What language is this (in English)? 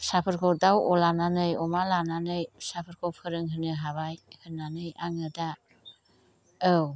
Bodo